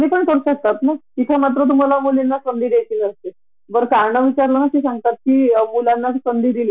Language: Marathi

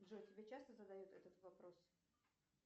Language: Russian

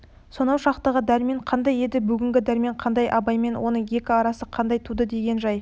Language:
Kazakh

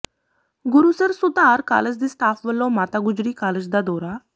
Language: Punjabi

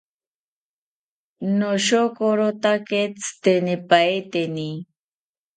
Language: South Ucayali Ashéninka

